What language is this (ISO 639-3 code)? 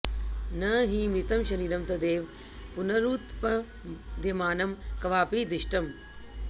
san